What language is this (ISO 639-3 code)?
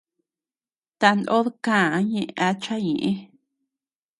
cux